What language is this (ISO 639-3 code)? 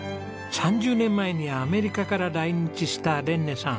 jpn